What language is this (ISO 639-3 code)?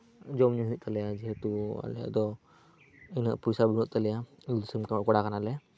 sat